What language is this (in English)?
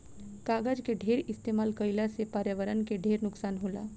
Bhojpuri